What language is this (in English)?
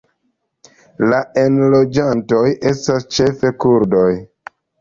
Esperanto